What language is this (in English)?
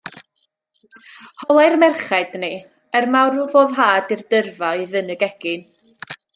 Welsh